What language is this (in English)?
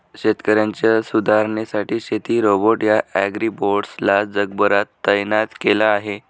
Marathi